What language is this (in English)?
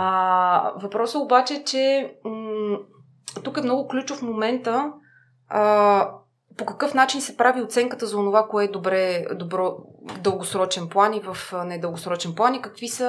Bulgarian